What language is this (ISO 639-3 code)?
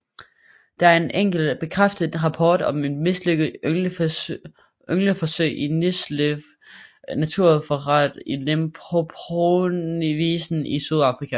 dan